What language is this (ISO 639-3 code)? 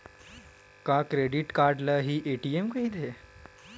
hne